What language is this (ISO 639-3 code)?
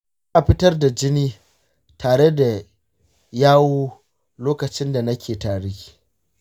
hau